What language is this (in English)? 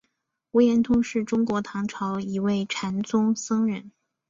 Chinese